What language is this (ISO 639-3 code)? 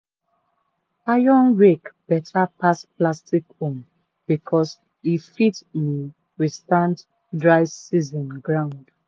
pcm